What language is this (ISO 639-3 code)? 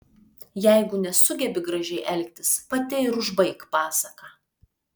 lit